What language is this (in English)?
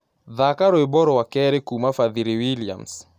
Kikuyu